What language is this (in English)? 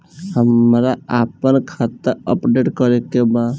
Bhojpuri